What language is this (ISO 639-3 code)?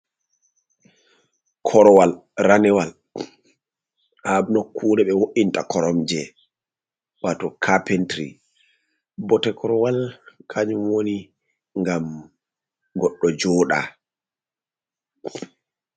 ful